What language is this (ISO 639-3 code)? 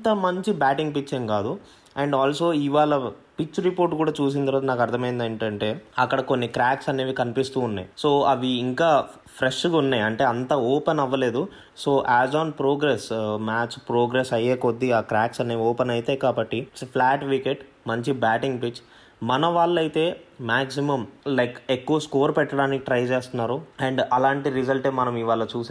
tel